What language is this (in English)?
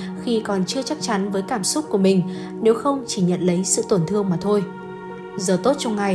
Vietnamese